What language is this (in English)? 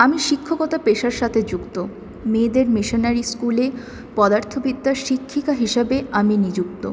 Bangla